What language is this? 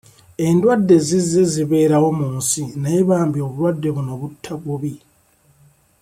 Ganda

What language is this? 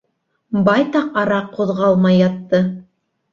Bashkir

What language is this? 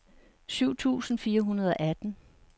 Danish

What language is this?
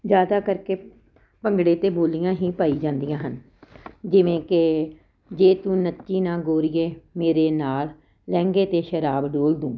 Punjabi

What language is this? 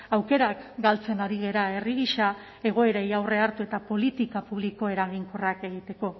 Basque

